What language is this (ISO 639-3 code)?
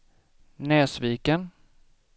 swe